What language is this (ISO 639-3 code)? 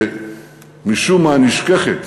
heb